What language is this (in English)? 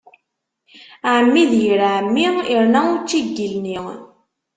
Kabyle